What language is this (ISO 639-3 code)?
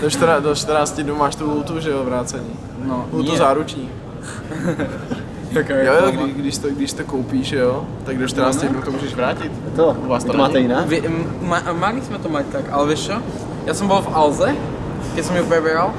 ces